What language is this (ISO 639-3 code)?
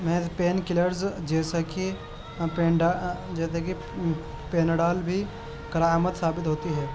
urd